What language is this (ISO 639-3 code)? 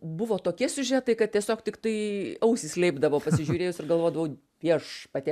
lit